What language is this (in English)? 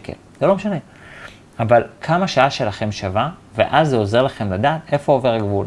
Hebrew